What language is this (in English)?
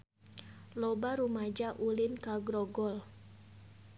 Sundanese